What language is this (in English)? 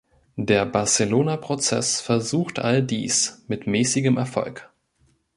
German